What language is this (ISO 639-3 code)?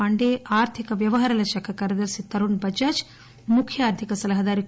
tel